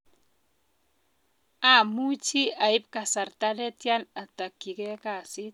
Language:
Kalenjin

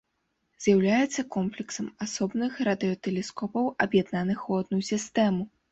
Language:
Belarusian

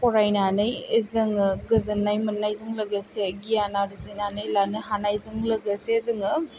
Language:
Bodo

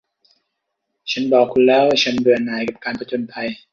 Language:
Thai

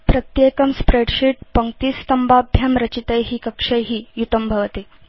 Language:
Sanskrit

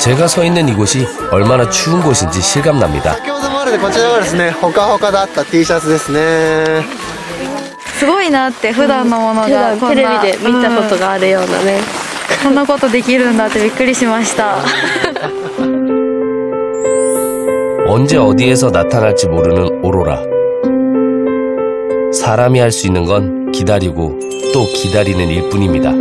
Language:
Korean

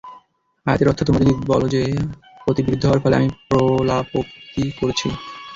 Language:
Bangla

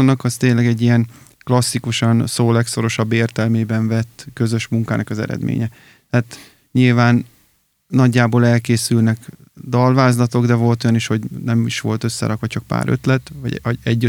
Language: Hungarian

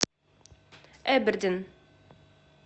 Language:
Russian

